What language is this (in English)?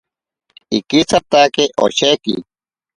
Ashéninka Perené